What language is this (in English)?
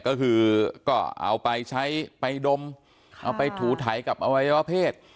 Thai